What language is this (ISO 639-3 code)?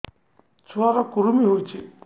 ori